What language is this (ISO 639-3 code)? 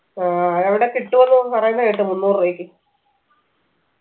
mal